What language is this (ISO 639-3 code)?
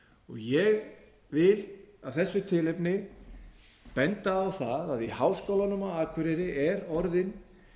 isl